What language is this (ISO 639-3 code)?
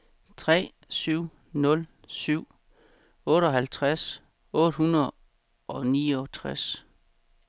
dan